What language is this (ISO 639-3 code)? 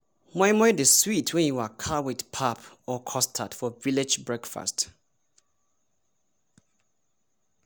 pcm